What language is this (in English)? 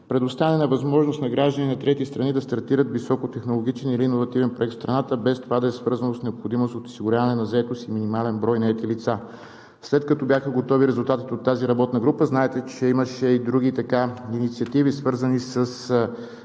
Bulgarian